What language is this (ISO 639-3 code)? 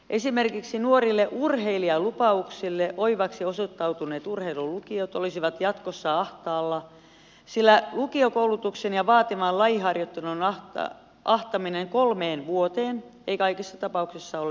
fin